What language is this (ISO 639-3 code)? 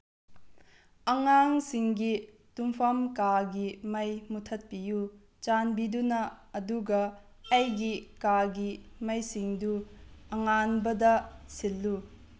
mni